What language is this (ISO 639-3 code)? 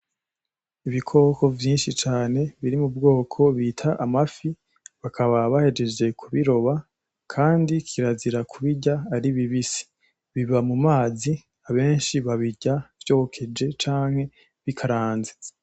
run